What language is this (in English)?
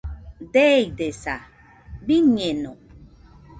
Nüpode Huitoto